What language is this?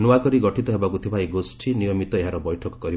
Odia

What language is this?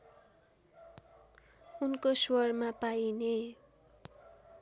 Nepali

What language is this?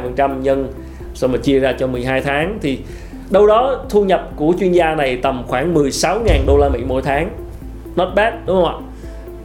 Vietnamese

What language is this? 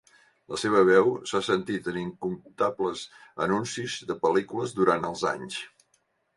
Catalan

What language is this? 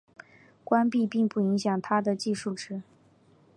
Chinese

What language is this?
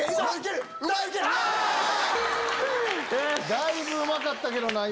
Japanese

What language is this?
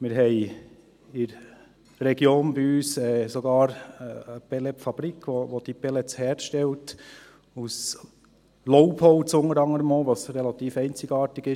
Swiss German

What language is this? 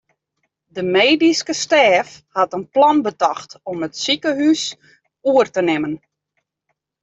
Western Frisian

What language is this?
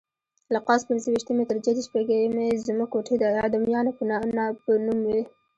Pashto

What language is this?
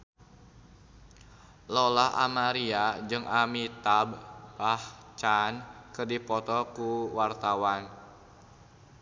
Sundanese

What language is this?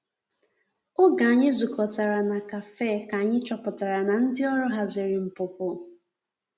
Igbo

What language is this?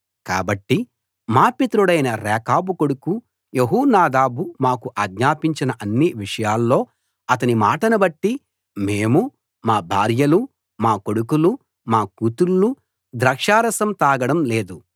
Telugu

